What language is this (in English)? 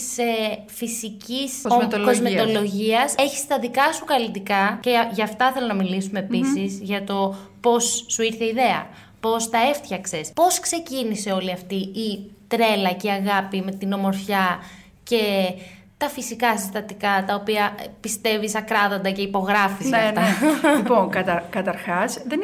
Greek